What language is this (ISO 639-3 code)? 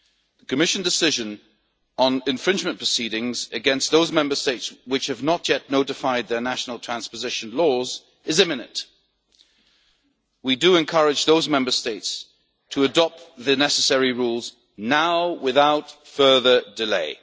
eng